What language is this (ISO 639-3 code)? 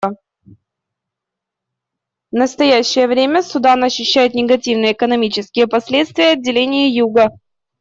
rus